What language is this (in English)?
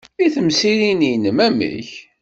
Kabyle